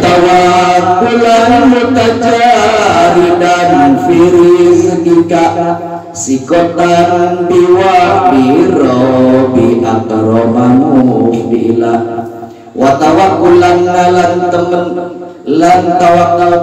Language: Indonesian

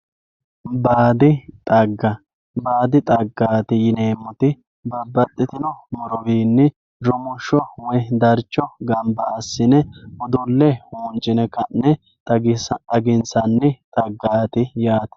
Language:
Sidamo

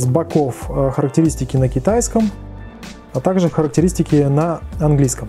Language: Russian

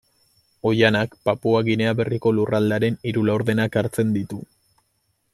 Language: Basque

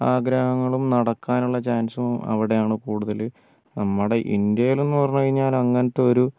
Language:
Malayalam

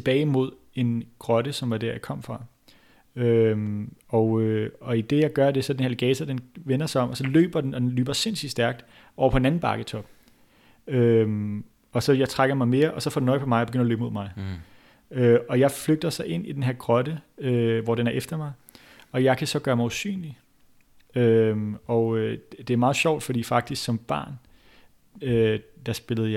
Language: Danish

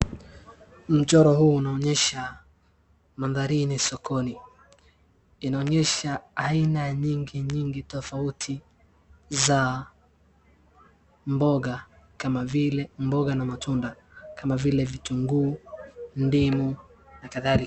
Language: Swahili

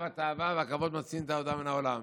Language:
Hebrew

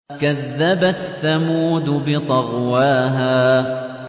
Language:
Arabic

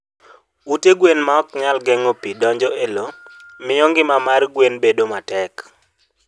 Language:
Luo (Kenya and Tanzania)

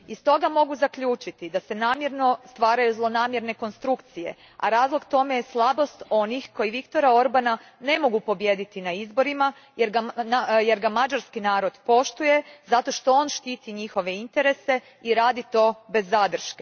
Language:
Croatian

